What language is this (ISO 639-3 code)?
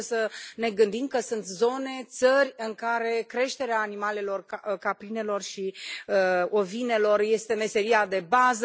ron